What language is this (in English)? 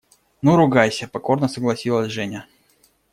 Russian